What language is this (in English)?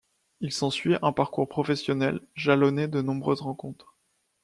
French